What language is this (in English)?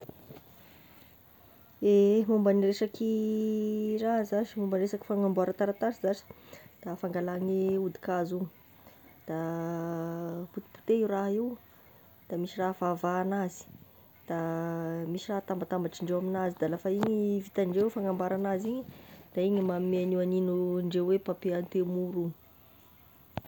Tesaka Malagasy